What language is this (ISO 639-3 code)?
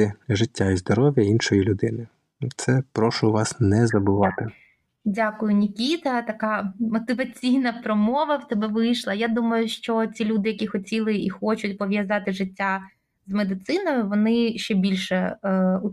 ukr